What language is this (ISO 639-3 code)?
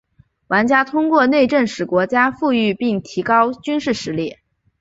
zho